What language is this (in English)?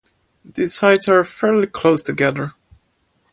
English